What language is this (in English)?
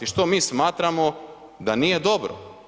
Croatian